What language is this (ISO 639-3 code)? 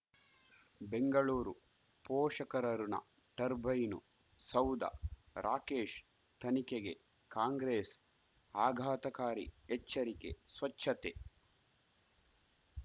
kan